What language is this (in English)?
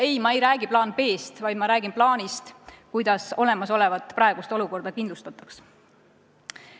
Estonian